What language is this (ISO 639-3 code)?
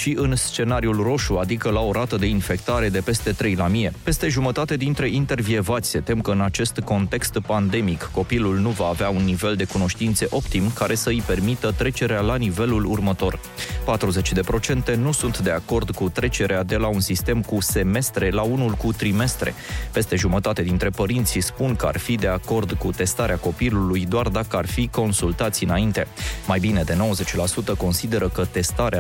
ron